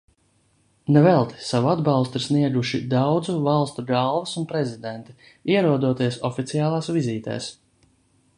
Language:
Latvian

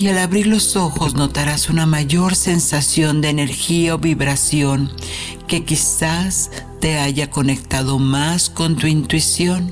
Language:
Spanish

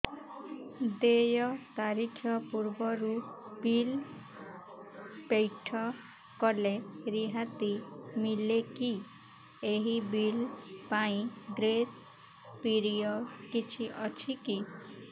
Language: Odia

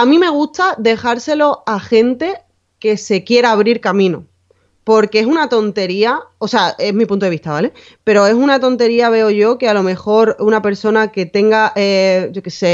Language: Spanish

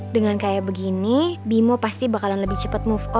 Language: Indonesian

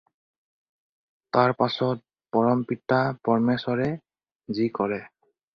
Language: Assamese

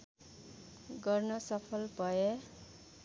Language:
Nepali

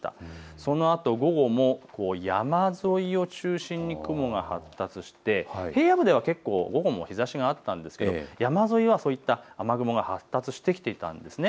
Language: Japanese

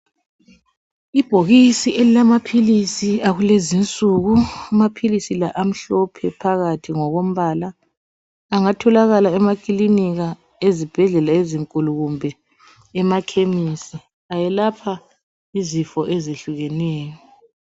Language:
North Ndebele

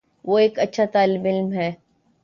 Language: Urdu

